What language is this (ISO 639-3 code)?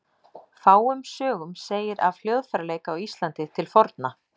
isl